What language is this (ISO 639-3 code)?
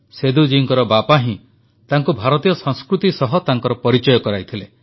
ori